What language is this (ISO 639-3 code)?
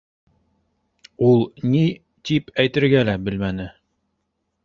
bak